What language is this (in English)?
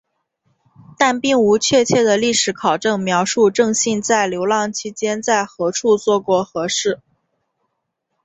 Chinese